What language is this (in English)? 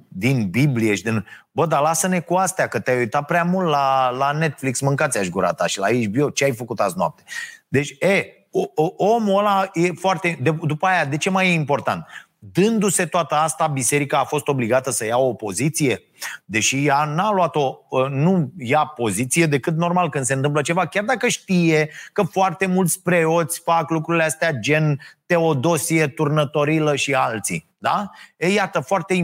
Romanian